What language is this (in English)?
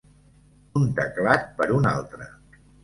Catalan